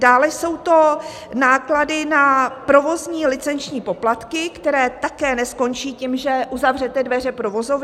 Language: Czech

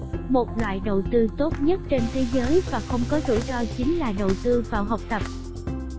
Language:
Vietnamese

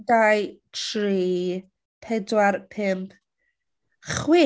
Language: Welsh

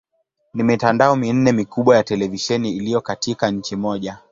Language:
Swahili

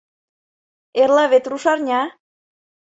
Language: Mari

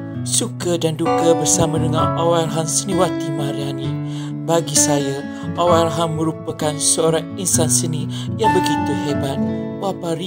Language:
Malay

